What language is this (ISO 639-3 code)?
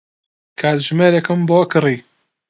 ckb